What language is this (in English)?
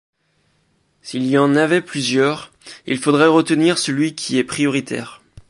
French